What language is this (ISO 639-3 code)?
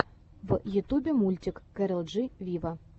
rus